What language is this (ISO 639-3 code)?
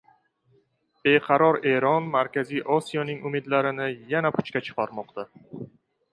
uzb